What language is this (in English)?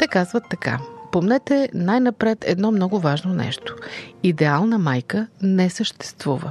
Bulgarian